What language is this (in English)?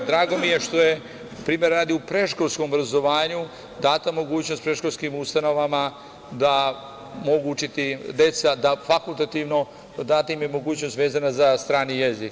Serbian